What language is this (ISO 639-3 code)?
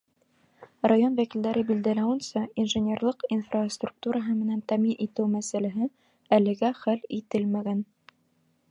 bak